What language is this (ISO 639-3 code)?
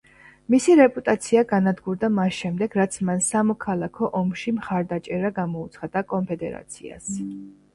kat